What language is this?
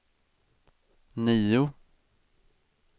Swedish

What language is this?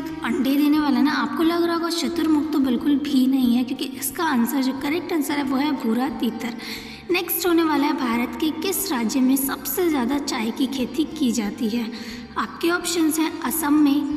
Hindi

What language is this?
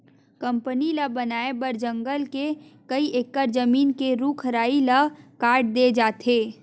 Chhattisgarhi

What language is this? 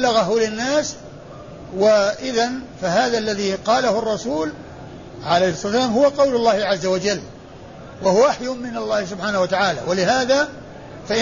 Arabic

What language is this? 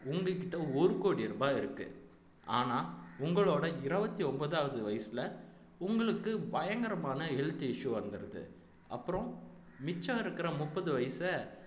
Tamil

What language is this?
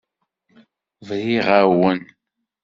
Kabyle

